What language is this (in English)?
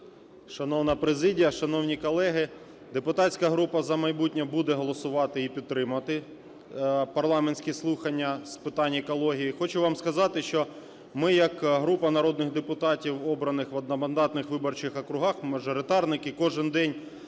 Ukrainian